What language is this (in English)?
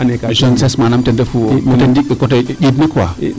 Serer